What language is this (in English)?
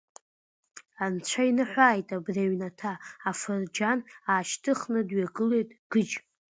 Abkhazian